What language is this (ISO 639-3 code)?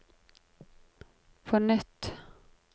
nor